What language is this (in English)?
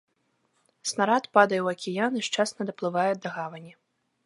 Belarusian